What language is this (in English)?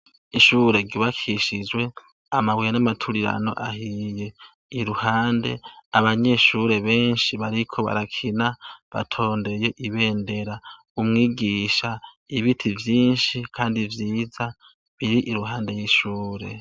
Rundi